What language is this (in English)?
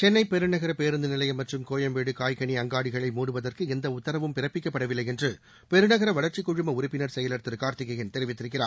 Tamil